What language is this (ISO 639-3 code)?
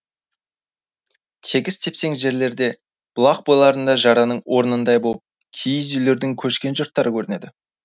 kaz